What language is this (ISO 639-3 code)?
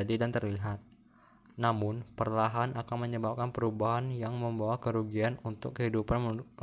ind